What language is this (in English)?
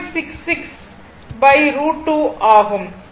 Tamil